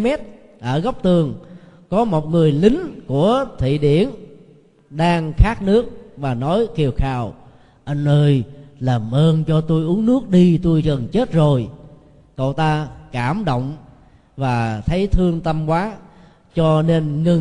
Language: Vietnamese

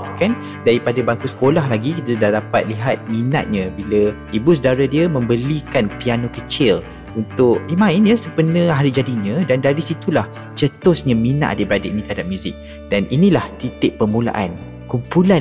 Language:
Malay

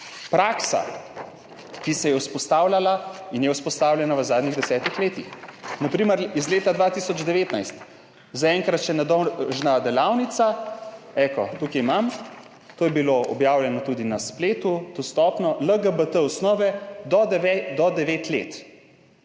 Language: Slovenian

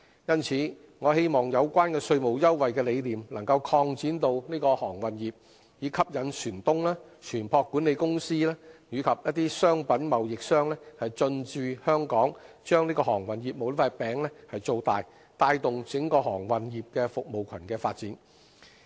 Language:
Cantonese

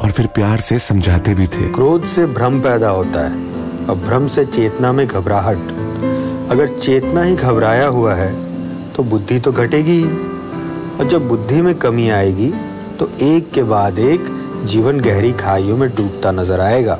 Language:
Hindi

